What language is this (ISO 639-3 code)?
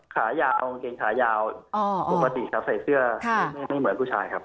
tha